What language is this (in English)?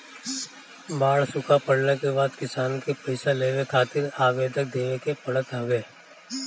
Bhojpuri